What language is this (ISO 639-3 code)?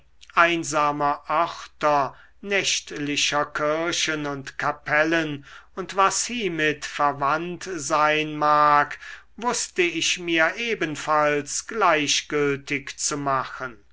deu